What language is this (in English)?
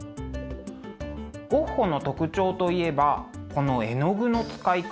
Japanese